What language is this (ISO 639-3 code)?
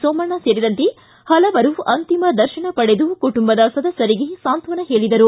kan